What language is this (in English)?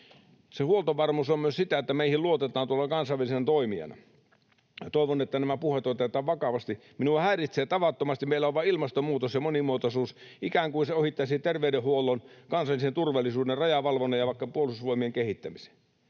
Finnish